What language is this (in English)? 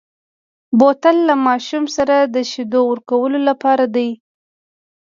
Pashto